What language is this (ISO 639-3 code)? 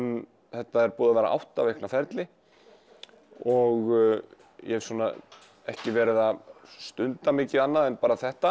isl